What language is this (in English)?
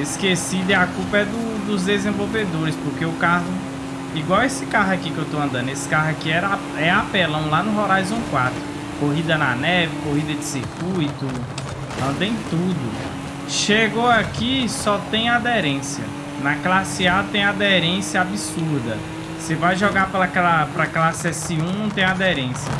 Portuguese